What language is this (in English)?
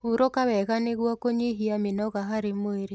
Kikuyu